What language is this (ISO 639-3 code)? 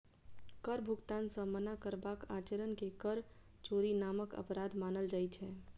mai